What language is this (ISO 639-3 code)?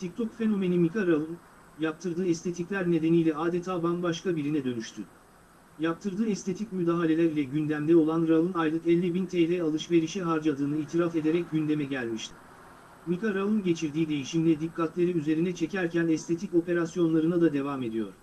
tur